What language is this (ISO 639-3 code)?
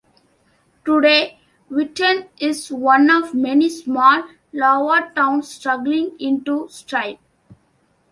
eng